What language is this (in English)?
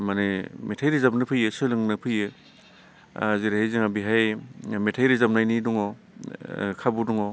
Bodo